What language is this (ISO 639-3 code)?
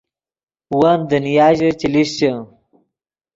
ydg